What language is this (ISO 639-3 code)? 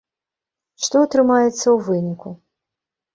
bel